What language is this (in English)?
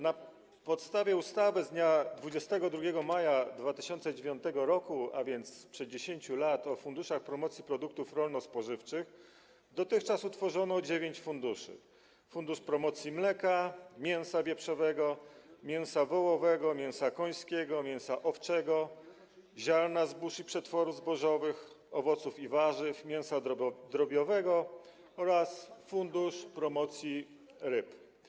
Polish